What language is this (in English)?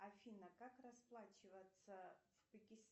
Russian